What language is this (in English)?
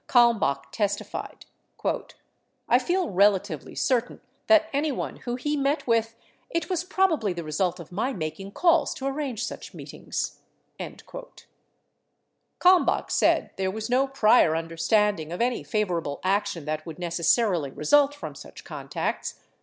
English